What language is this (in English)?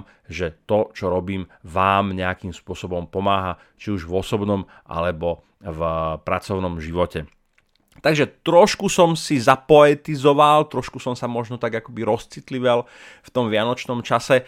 Slovak